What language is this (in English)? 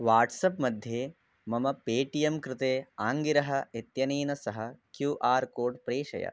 Sanskrit